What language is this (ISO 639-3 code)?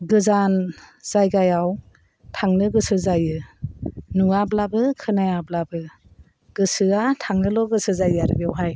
brx